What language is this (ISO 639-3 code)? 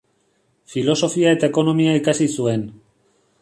eus